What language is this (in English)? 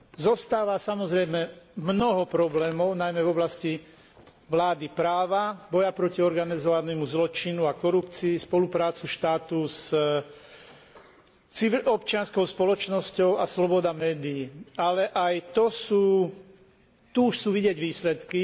Slovak